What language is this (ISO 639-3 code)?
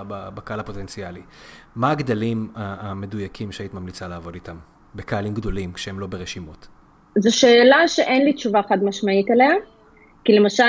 heb